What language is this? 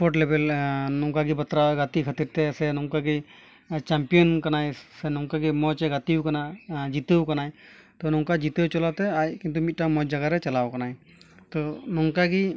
Santali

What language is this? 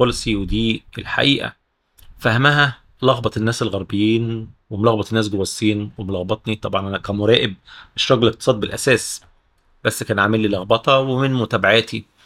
Arabic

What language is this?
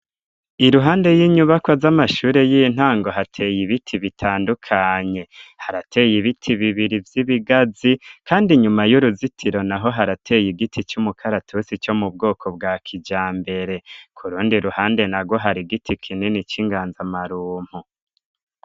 Rundi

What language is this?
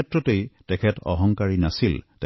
Assamese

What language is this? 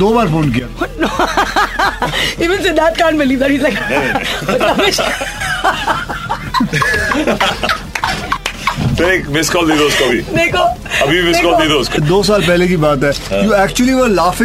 Hindi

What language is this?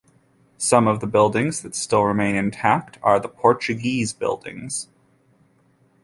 English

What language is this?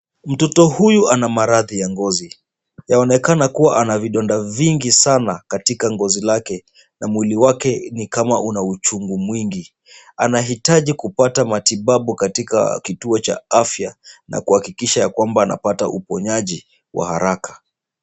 Swahili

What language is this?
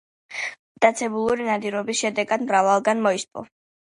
Georgian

